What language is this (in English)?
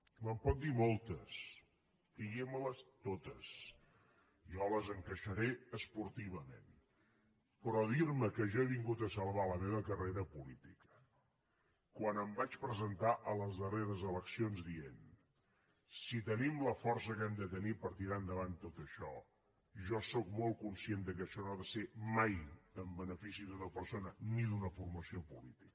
Catalan